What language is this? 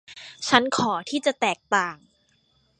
Thai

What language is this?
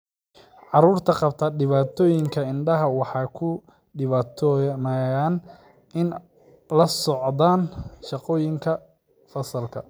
Somali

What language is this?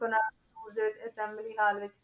Punjabi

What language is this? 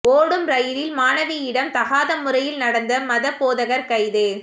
Tamil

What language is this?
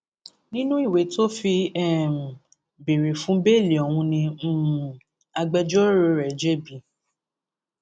Yoruba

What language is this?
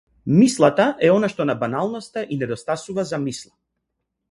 Macedonian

